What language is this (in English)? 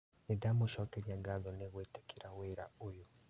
Kikuyu